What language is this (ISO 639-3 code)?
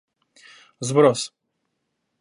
rus